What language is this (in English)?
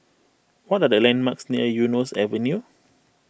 English